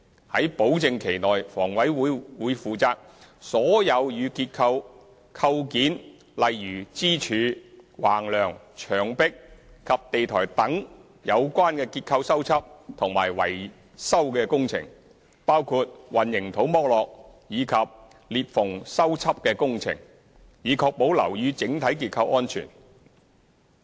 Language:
Cantonese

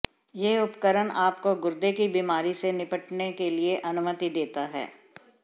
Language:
Hindi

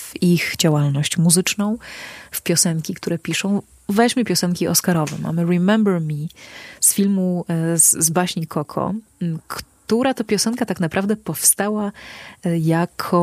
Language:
Polish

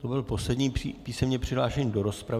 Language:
Czech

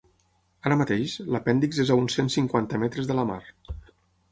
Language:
Catalan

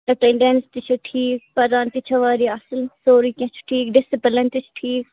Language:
Kashmiri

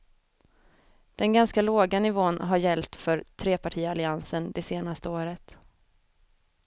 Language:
Swedish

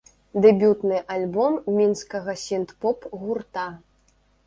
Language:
Belarusian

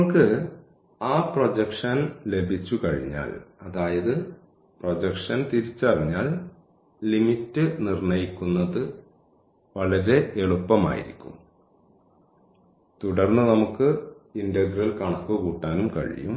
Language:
Malayalam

